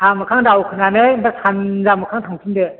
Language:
Bodo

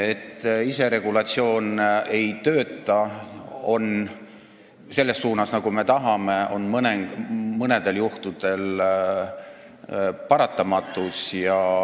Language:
Estonian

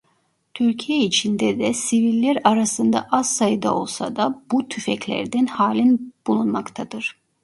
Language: Turkish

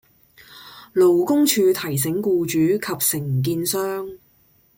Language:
Cantonese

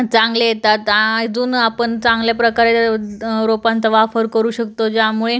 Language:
Marathi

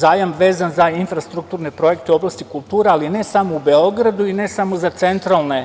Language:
Serbian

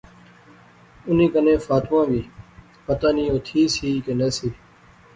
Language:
Pahari-Potwari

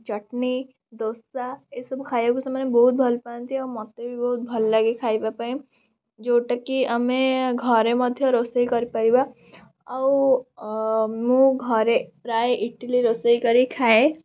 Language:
Odia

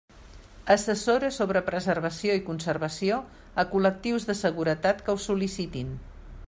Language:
Catalan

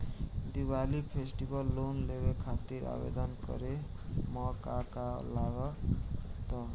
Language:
Bhojpuri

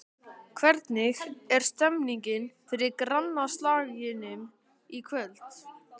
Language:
Icelandic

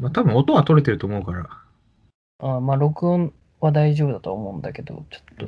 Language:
Japanese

